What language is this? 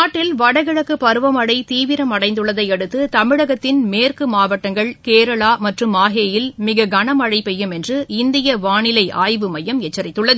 Tamil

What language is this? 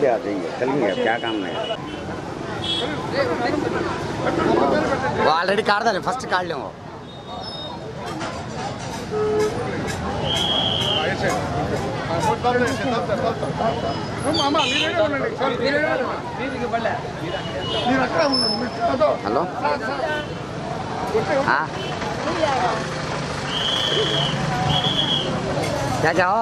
Telugu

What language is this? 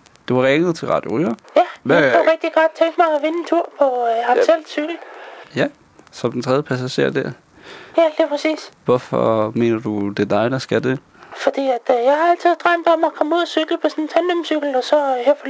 Danish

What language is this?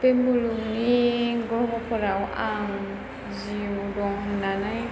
Bodo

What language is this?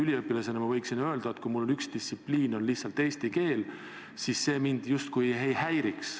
Estonian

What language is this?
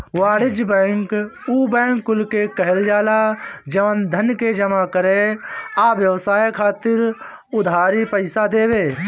Bhojpuri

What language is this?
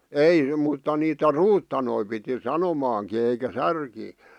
Finnish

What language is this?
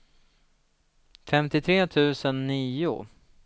Swedish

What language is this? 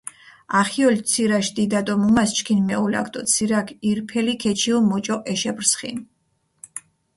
Mingrelian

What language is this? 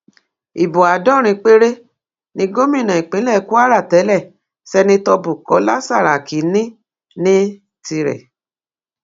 Yoruba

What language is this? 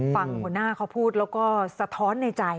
Thai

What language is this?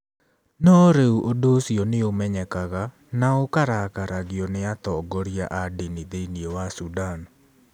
Kikuyu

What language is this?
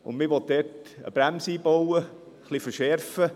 Swiss German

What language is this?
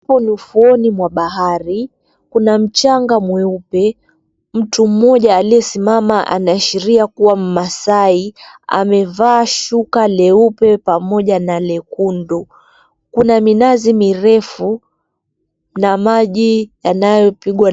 Swahili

